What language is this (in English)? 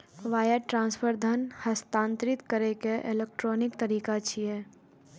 Maithili